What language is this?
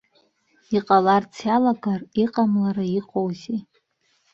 Abkhazian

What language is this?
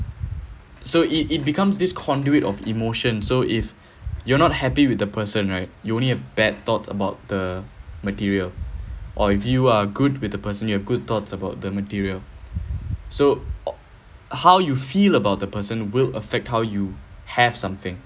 English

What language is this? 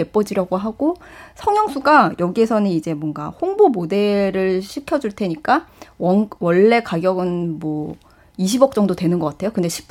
Korean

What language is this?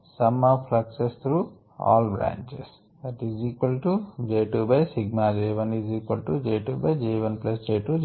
Telugu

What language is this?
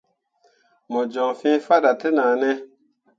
Mundang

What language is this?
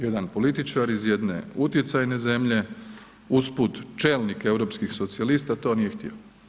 Croatian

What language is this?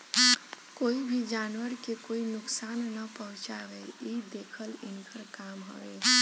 Bhojpuri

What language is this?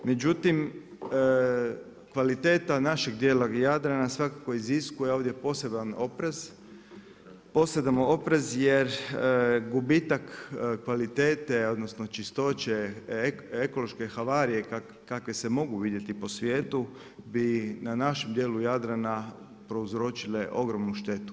Croatian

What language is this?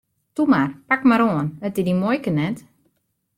Western Frisian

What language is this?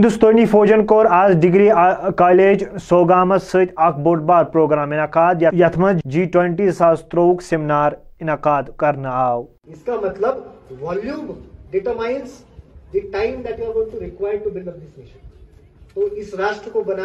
Urdu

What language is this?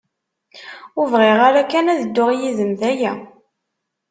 Kabyle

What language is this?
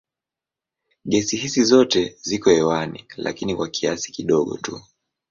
Swahili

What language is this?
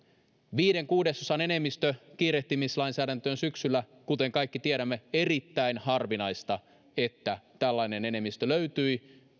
Finnish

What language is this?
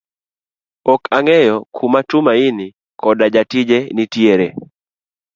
Luo (Kenya and Tanzania)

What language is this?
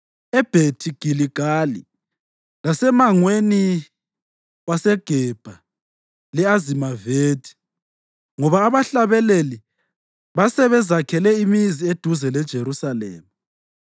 North Ndebele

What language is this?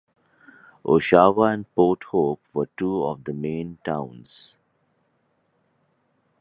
English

